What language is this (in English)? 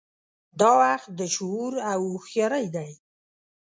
Pashto